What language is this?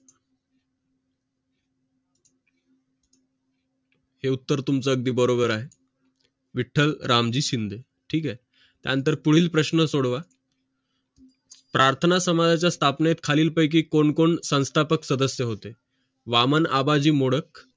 Marathi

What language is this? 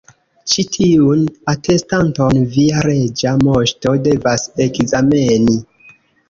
Esperanto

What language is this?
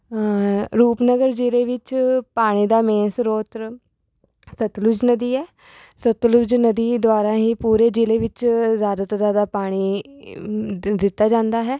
Punjabi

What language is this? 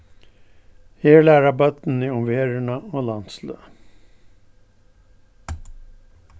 Faroese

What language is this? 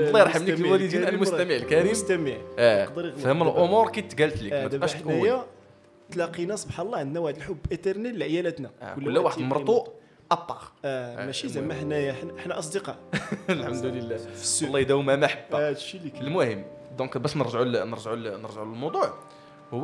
Arabic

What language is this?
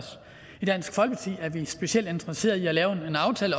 Danish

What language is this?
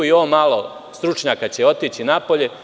Serbian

